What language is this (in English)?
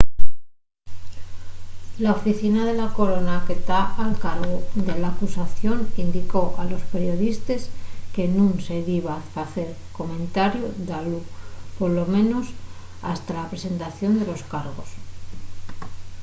Asturian